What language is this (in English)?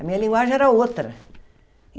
Portuguese